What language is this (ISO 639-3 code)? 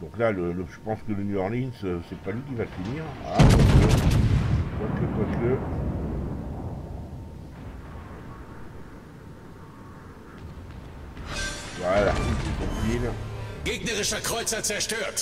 fra